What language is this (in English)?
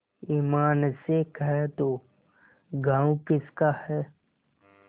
Hindi